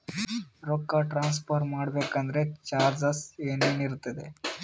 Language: Kannada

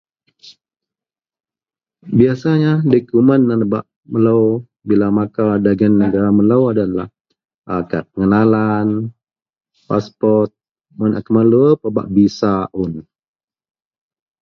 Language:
Central Melanau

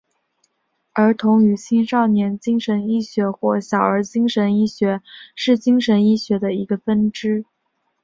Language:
Chinese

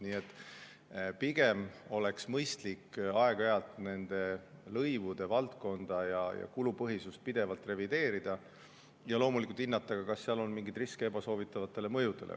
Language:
Estonian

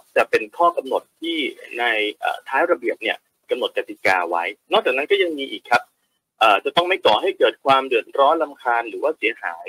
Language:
Thai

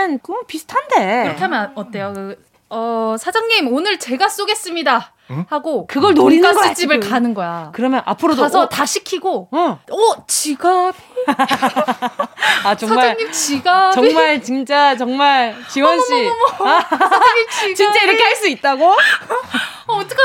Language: Korean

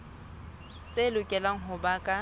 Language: Southern Sotho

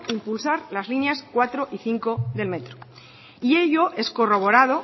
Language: Spanish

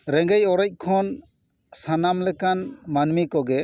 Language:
Santali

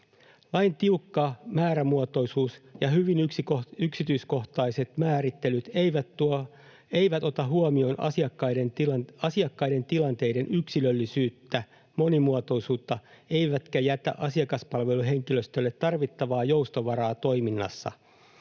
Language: Finnish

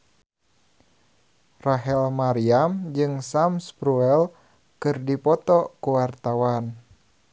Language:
Sundanese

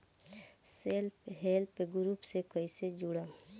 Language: Bhojpuri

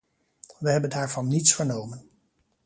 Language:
Dutch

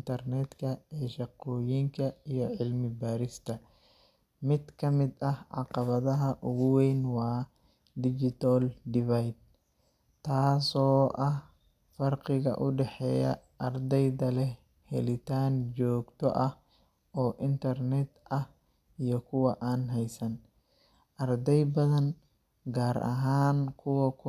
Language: Somali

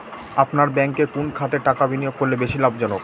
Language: Bangla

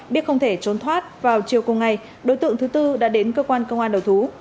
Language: Vietnamese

